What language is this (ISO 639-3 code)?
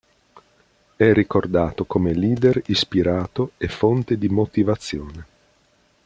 ita